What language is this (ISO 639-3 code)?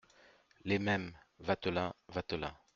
fra